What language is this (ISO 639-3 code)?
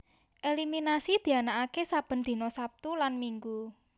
jav